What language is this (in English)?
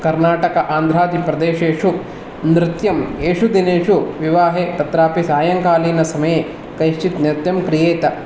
Sanskrit